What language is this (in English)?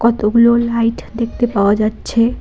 Bangla